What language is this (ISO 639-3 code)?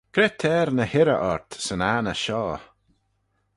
glv